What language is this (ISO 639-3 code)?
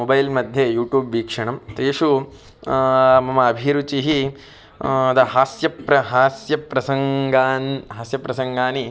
san